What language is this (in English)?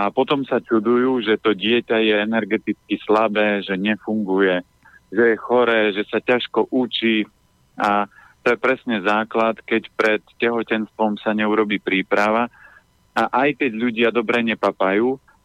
Slovak